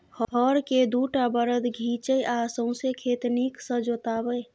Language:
Maithili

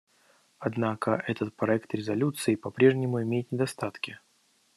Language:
Russian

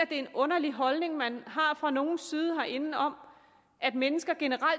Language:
Danish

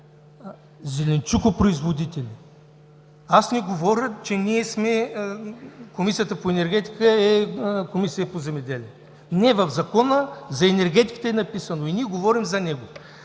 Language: Bulgarian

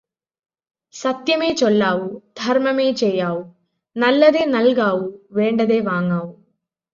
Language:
Malayalam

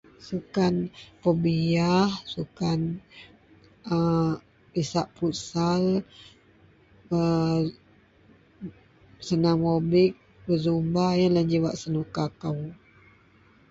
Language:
Central Melanau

